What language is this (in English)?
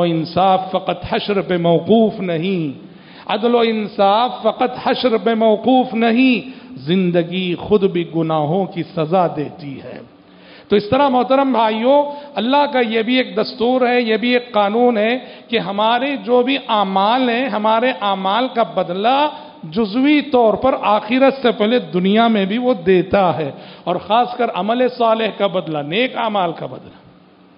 Arabic